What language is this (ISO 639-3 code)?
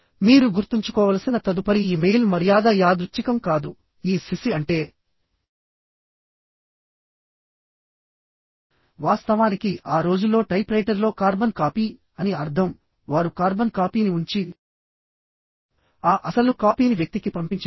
tel